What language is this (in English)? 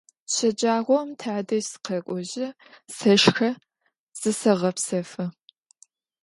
Adyghe